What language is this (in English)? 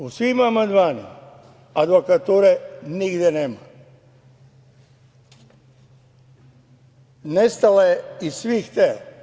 Serbian